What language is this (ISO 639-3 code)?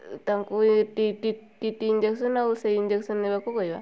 ori